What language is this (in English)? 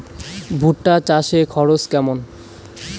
Bangla